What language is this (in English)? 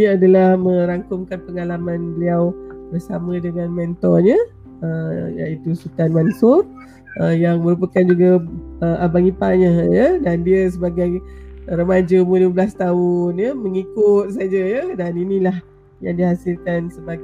Malay